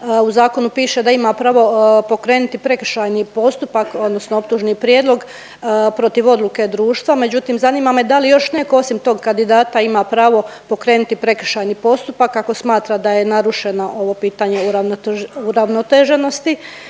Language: Croatian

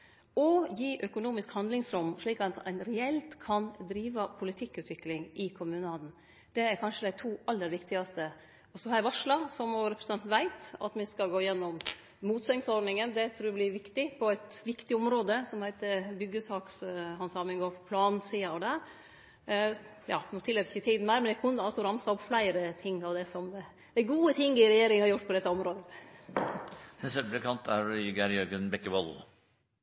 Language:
Norwegian Nynorsk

